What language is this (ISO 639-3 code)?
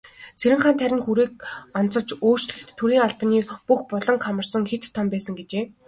mon